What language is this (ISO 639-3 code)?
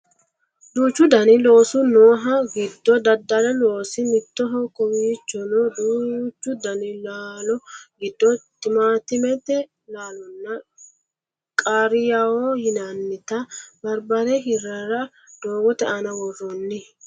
sid